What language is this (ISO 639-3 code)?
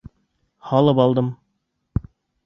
bak